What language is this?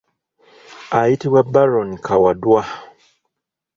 Ganda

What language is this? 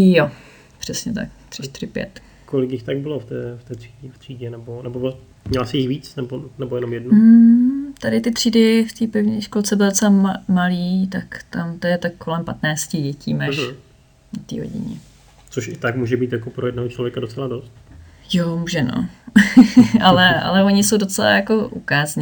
Czech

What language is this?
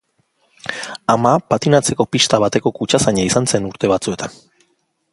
Basque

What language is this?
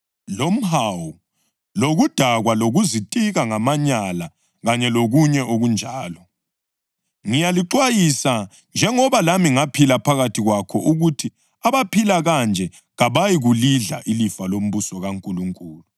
North Ndebele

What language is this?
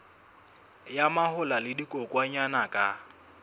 Southern Sotho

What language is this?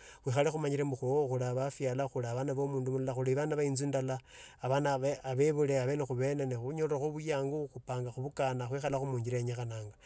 Tsotso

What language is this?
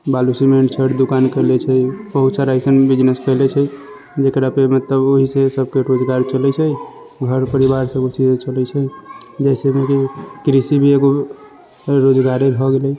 Maithili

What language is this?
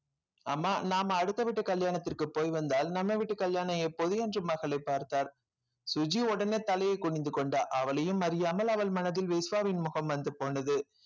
Tamil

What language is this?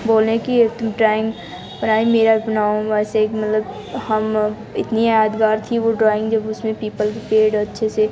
Hindi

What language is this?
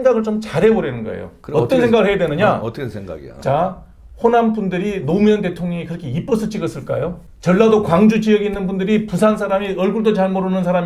Korean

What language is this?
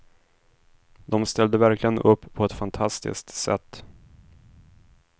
Swedish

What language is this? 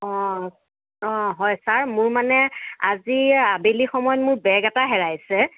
Assamese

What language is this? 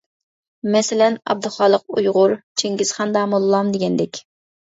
Uyghur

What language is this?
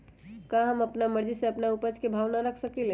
Magahi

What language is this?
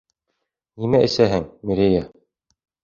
Bashkir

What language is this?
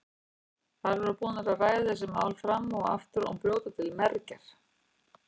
Icelandic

